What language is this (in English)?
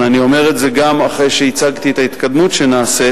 Hebrew